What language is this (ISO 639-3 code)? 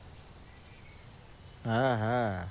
ben